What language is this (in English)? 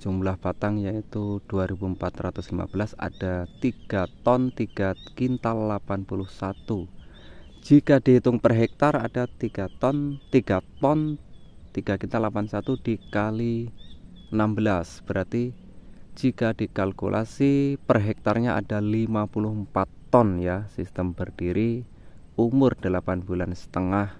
Indonesian